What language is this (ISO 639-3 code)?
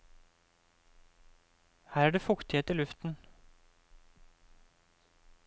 nor